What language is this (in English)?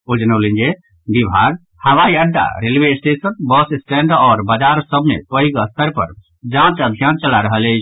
Maithili